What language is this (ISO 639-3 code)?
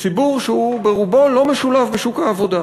heb